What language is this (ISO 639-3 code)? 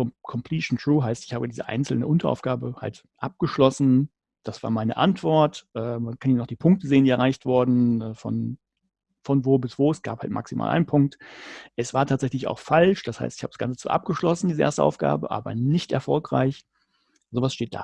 deu